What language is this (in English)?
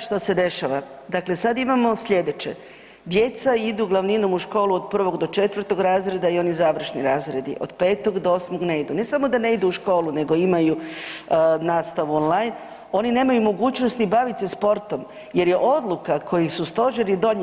Croatian